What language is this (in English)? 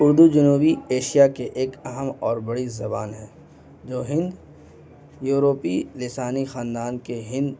Urdu